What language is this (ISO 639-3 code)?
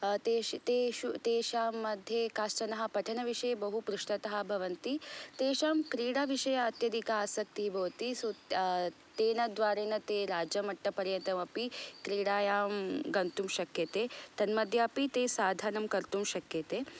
san